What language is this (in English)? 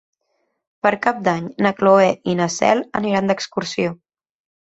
Catalan